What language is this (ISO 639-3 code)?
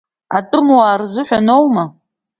abk